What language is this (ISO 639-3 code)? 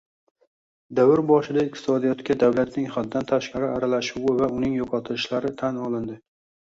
uzb